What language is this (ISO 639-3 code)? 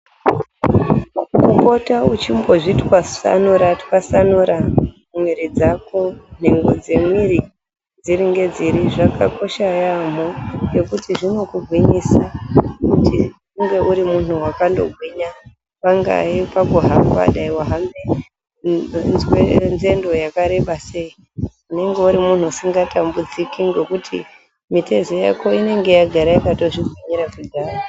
ndc